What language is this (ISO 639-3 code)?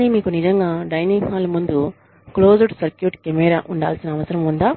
tel